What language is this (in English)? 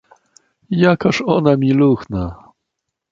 Polish